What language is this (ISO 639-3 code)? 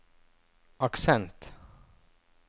nor